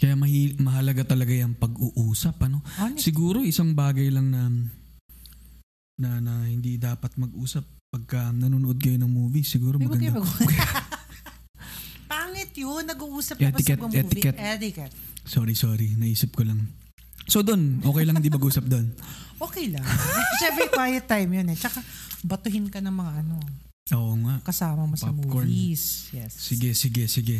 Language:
Filipino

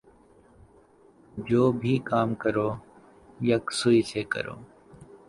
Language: Urdu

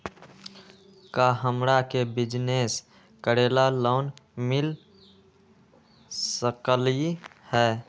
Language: Magahi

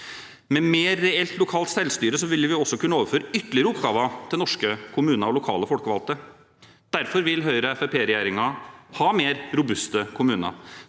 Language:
Norwegian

